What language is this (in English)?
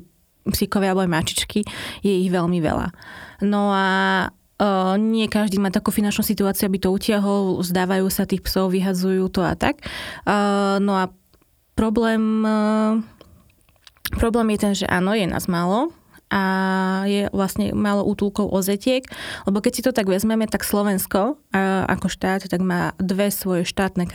Slovak